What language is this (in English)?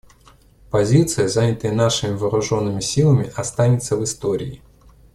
Russian